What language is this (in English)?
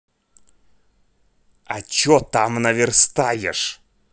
Russian